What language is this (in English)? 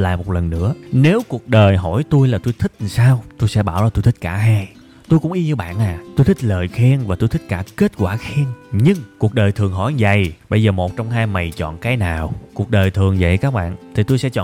Vietnamese